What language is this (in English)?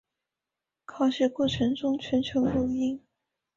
Chinese